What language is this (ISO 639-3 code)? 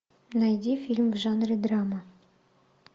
rus